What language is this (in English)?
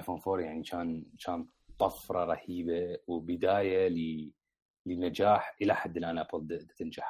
Arabic